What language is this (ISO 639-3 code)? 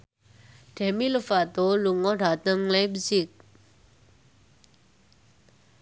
jav